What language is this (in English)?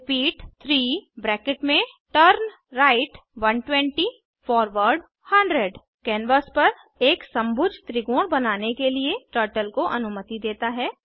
Hindi